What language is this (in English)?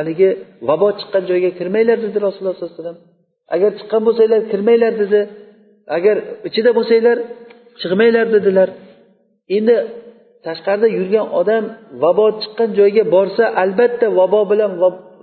Bulgarian